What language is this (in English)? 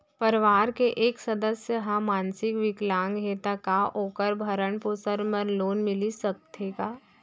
Chhattisgarhi